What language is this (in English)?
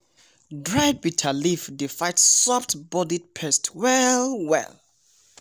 Nigerian Pidgin